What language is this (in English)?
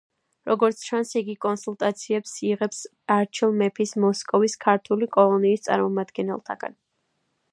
Georgian